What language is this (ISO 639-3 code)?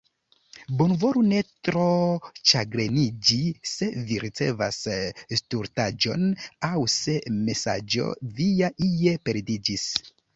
epo